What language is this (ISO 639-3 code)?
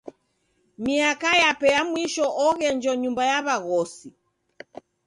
dav